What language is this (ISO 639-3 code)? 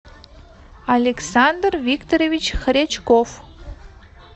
rus